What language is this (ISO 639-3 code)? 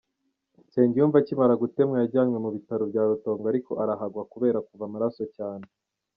kin